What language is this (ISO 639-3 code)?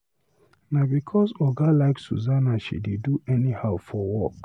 pcm